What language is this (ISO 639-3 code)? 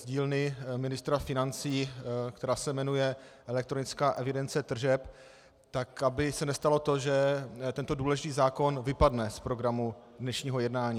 ces